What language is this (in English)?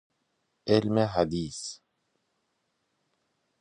Persian